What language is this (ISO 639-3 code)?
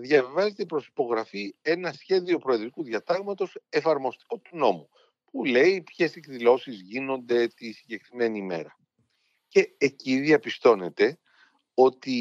ell